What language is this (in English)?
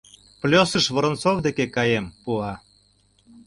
Mari